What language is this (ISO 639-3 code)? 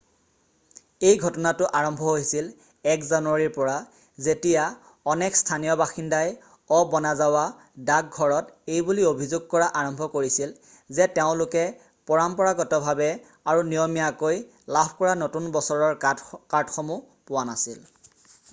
asm